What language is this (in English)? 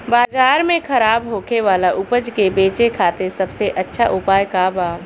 Bhojpuri